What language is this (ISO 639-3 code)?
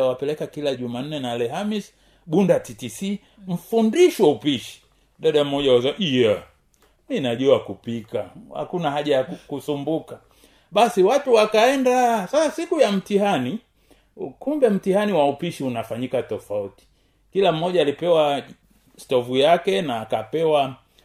swa